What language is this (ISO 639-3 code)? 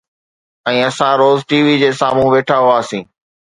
snd